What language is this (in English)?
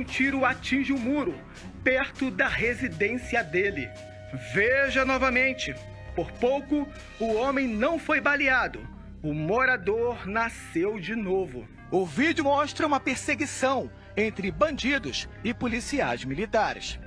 Portuguese